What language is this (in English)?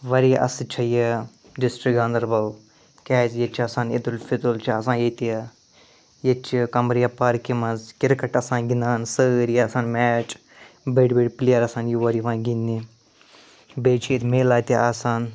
Kashmiri